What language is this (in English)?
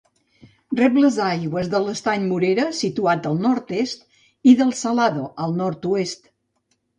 Catalan